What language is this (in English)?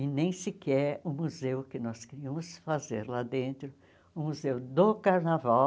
Portuguese